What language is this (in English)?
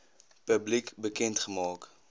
Afrikaans